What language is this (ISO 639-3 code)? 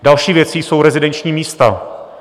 ces